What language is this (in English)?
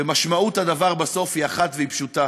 Hebrew